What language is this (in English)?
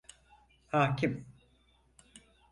Turkish